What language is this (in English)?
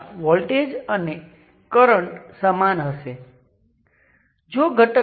Gujarati